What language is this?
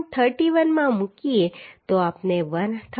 Gujarati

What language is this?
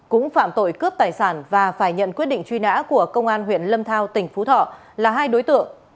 Vietnamese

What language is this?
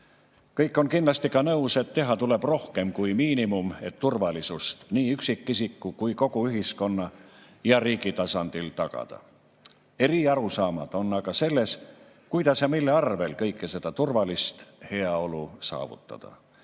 Estonian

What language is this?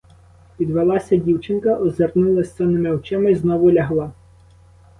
Ukrainian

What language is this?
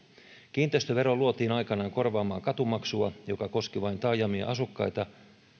Finnish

